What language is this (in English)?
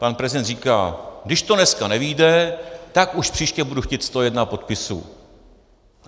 Czech